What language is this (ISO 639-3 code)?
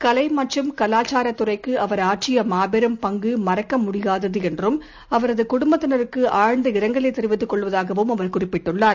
tam